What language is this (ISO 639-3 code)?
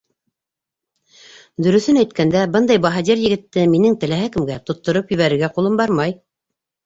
bak